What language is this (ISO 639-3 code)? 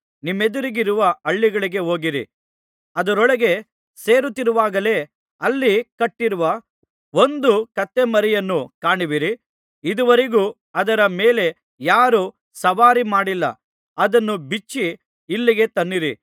kan